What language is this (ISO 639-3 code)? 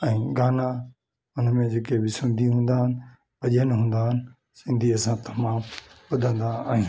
snd